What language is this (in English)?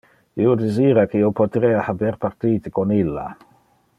Interlingua